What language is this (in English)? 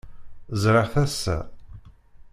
Kabyle